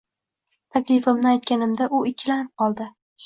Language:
Uzbek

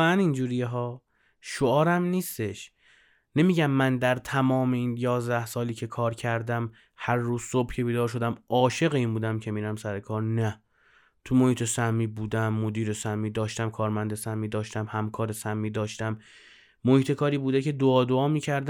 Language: Persian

